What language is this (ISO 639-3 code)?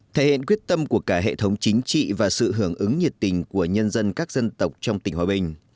vie